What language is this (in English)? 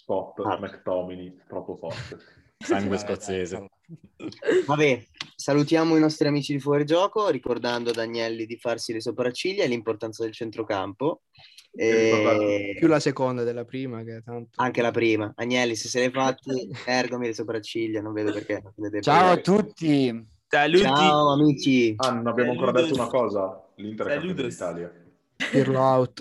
Italian